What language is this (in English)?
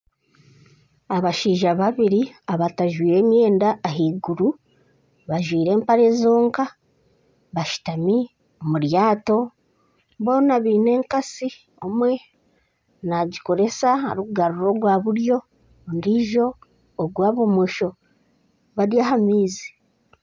Nyankole